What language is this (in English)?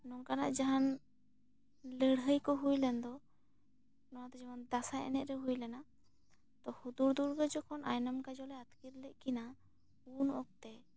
Santali